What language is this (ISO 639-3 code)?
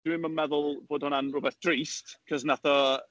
cym